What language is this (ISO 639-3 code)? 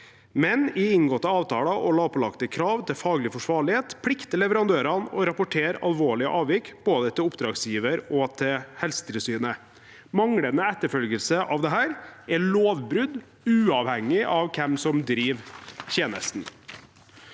nor